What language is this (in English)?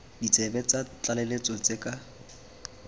Tswana